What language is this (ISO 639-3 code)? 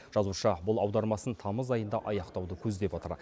kaz